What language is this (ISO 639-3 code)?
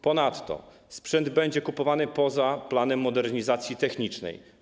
pol